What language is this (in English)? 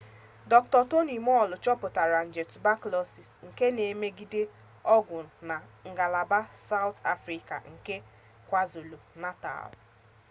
Igbo